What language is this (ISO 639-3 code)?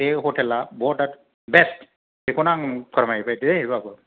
brx